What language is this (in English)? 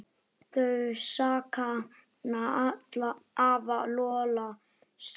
Icelandic